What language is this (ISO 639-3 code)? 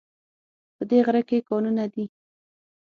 pus